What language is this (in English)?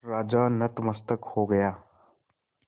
Hindi